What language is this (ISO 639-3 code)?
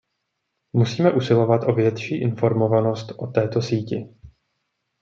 ces